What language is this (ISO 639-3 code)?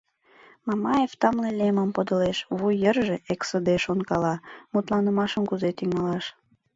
chm